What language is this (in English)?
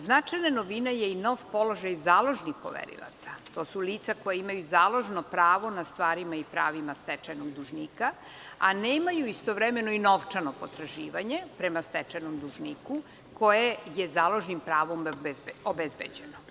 Serbian